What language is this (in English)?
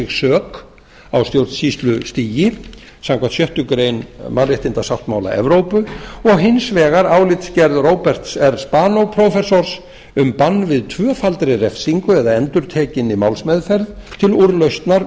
Icelandic